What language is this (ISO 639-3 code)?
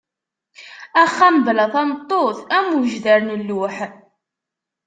kab